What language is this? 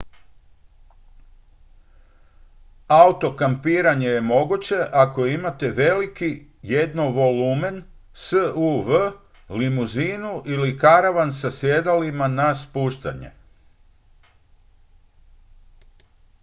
Croatian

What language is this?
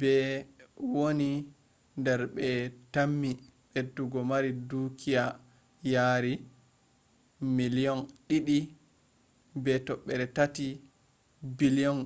Fula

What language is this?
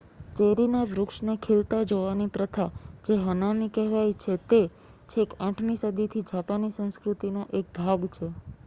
Gujarati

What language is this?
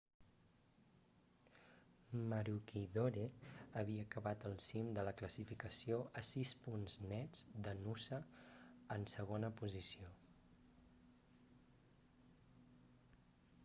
Catalan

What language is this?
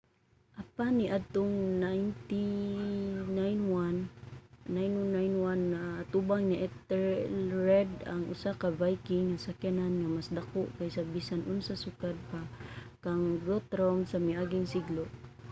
Cebuano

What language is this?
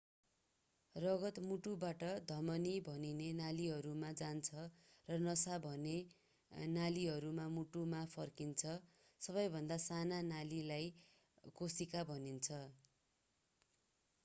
Nepali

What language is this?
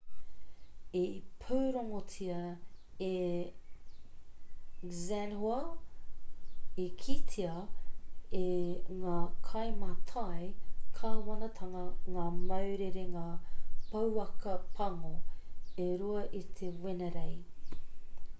Māori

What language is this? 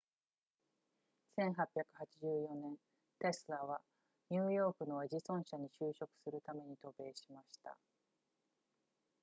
Japanese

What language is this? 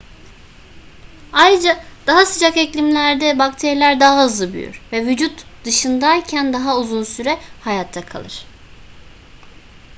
Turkish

